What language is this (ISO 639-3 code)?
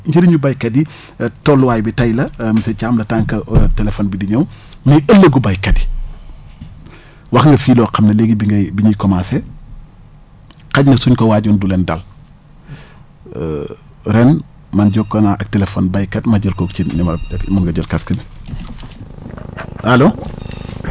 wol